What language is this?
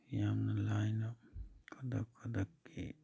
Manipuri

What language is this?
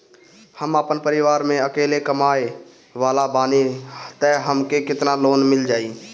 Bhojpuri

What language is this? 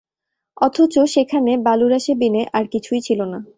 Bangla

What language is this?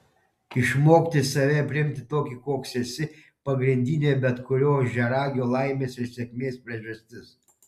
Lithuanian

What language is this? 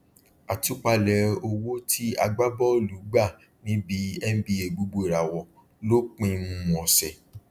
Yoruba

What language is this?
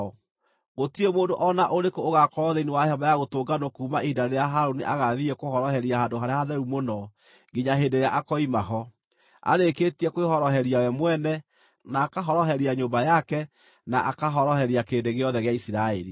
Kikuyu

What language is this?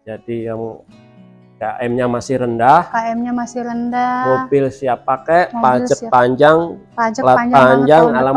Indonesian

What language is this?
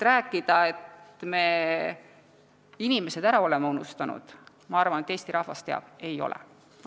Estonian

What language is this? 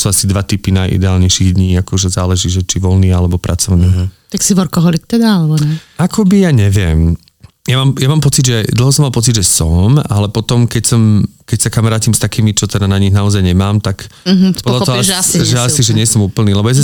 Slovak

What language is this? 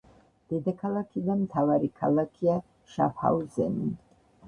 Georgian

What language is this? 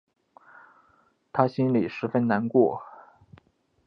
Chinese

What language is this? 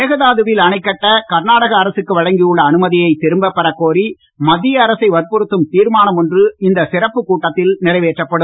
Tamil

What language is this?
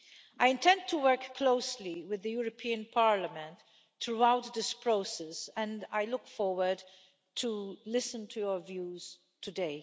English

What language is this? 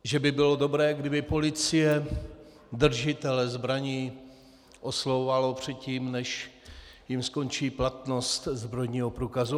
Czech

